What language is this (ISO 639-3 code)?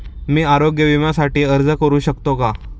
mar